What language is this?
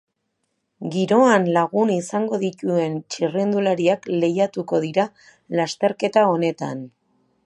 Basque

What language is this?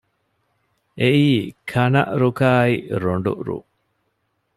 Divehi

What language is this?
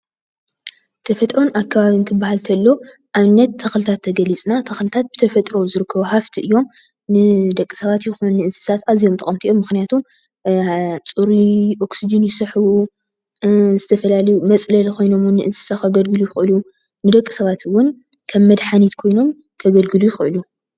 Tigrinya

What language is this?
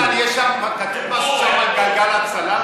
Hebrew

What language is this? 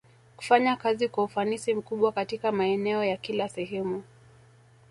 Swahili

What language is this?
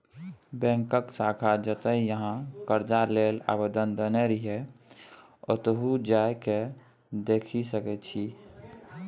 Maithili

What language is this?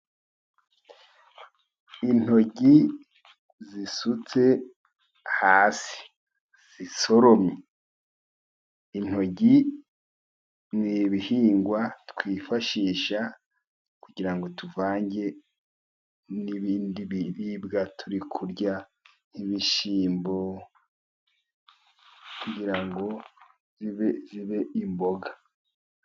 Kinyarwanda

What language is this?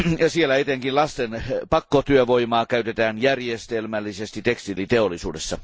Finnish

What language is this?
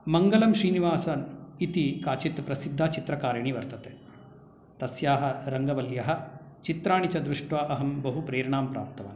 Sanskrit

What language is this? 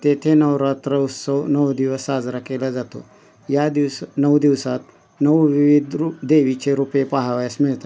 Marathi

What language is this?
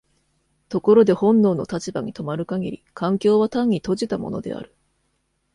Japanese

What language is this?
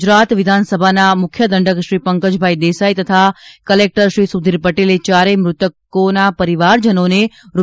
Gujarati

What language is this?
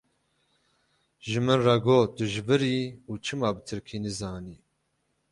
Kurdish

